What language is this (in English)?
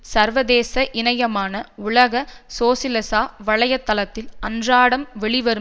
Tamil